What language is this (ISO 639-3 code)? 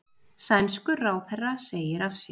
isl